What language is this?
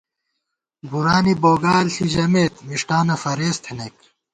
Gawar-Bati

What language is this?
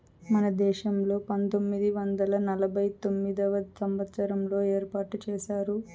Telugu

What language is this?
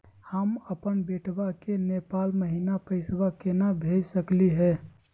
Magahi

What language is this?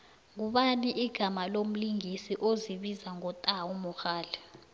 South Ndebele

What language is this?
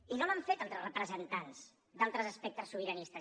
Catalan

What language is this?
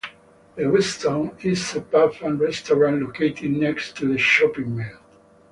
English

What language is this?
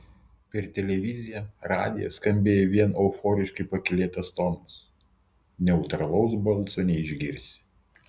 Lithuanian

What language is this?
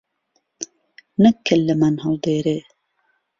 Central Kurdish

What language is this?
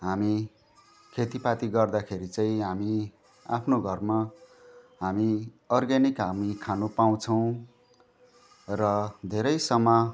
Nepali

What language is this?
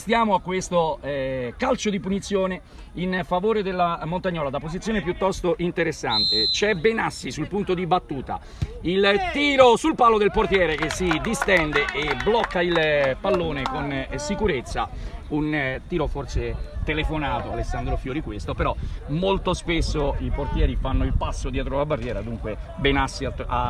Italian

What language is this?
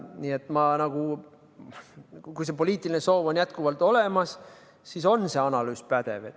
Estonian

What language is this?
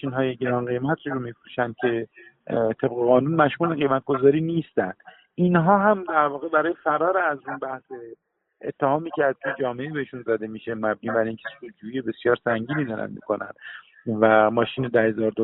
Persian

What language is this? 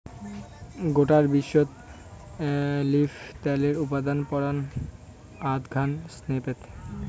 Bangla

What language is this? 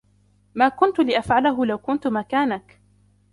Arabic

